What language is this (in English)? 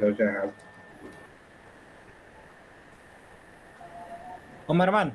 Indonesian